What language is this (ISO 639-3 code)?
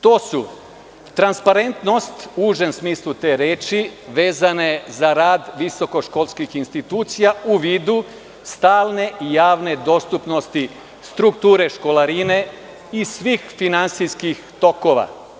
srp